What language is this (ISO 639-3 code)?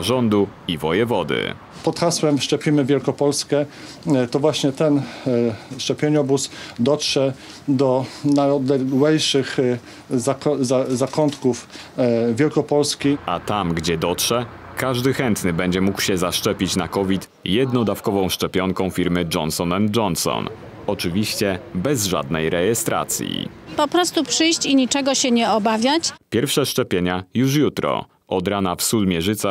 pol